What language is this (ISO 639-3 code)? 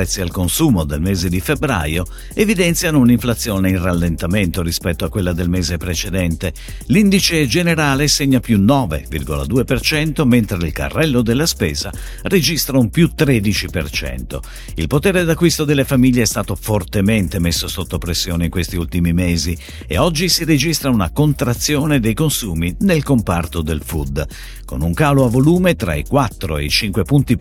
ita